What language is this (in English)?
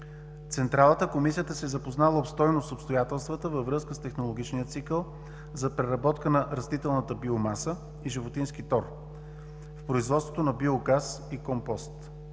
Bulgarian